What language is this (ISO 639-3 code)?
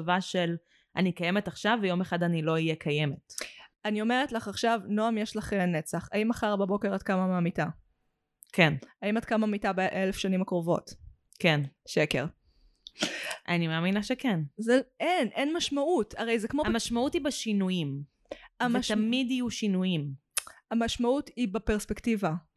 heb